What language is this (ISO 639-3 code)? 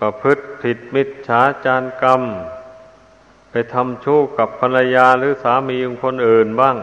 tha